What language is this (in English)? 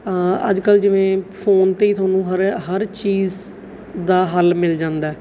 Punjabi